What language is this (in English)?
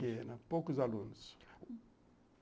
Portuguese